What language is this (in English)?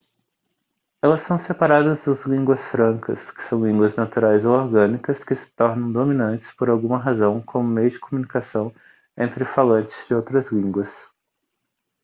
Portuguese